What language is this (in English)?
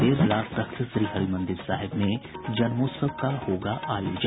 Hindi